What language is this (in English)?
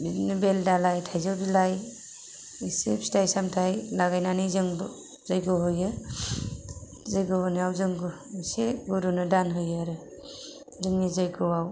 Bodo